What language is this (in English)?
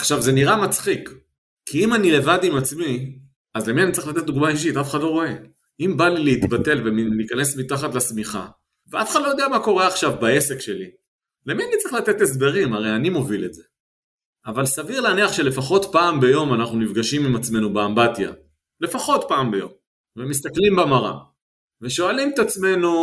Hebrew